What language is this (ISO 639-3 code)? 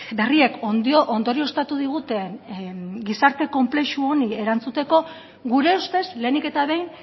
eus